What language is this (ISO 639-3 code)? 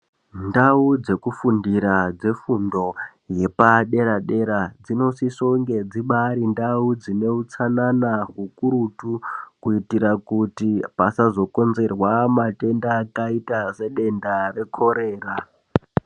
ndc